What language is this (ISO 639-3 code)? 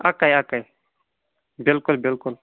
kas